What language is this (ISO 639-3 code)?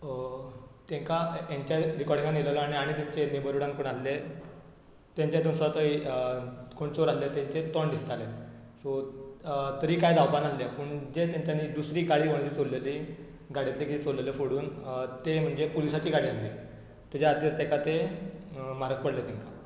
kok